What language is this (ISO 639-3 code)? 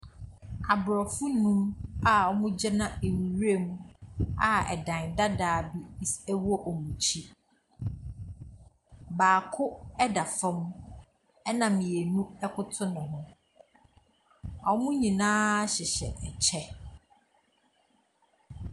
aka